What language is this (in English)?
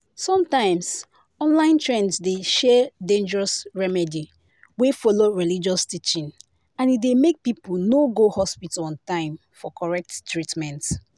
Nigerian Pidgin